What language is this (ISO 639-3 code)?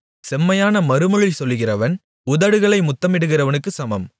tam